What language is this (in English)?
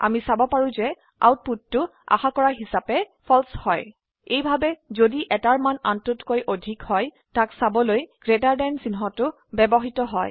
Assamese